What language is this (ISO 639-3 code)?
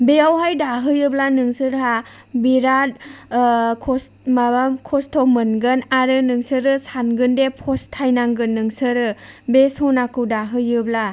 brx